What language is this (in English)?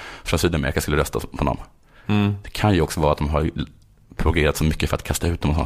Swedish